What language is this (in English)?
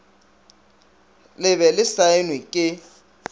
Northern Sotho